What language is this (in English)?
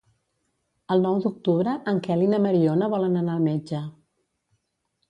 Catalan